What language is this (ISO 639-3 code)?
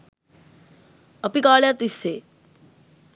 sin